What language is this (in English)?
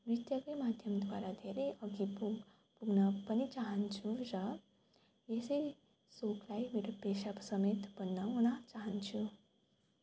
Nepali